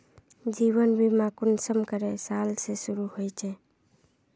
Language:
Magahi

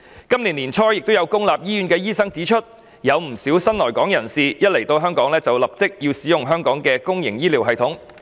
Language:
Cantonese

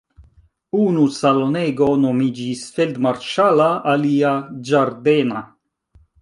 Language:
Esperanto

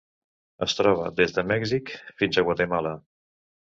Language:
Catalan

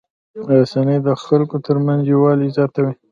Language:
Pashto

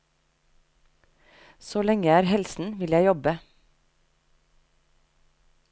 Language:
Norwegian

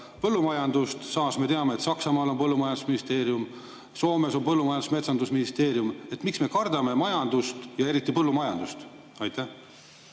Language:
Estonian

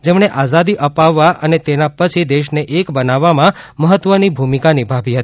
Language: Gujarati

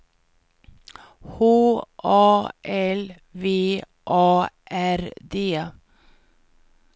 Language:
Swedish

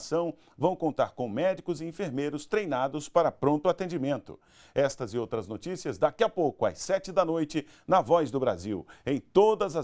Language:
Portuguese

